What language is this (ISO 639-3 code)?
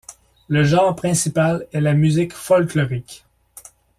fra